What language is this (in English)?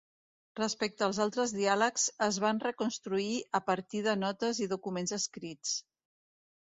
Catalan